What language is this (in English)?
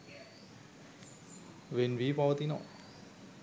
Sinhala